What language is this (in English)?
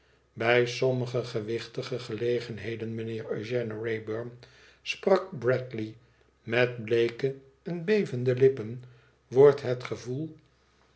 Dutch